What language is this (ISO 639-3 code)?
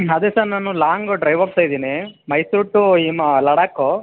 kan